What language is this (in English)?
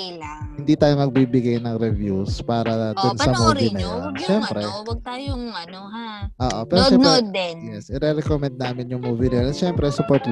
Filipino